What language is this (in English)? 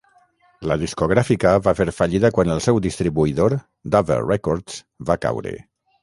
Catalan